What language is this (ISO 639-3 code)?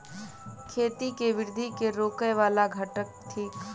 mai